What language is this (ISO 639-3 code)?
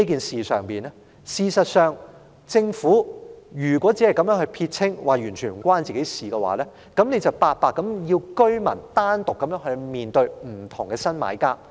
yue